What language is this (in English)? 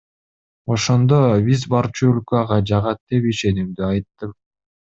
Kyrgyz